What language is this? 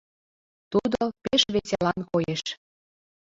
Mari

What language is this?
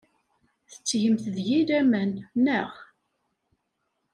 Kabyle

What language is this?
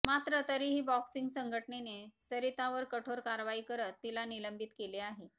Marathi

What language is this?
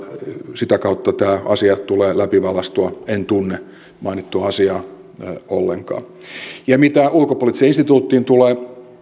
Finnish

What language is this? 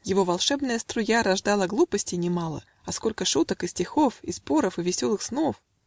Russian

